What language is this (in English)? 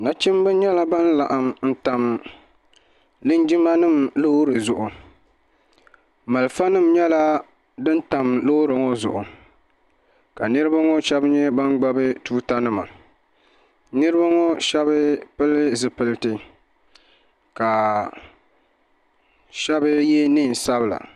Dagbani